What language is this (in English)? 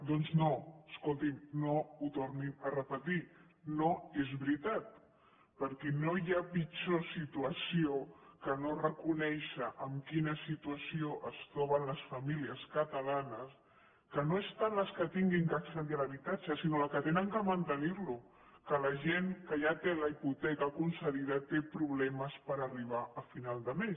Catalan